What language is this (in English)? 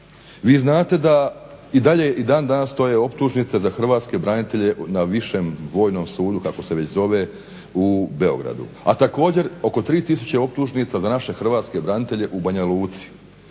Croatian